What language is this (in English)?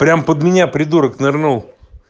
Russian